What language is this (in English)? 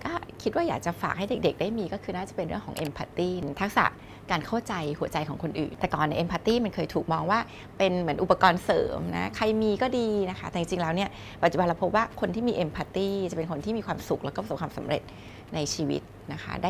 Thai